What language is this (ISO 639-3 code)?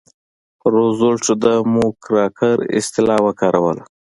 pus